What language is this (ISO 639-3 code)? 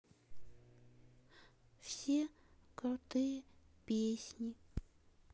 rus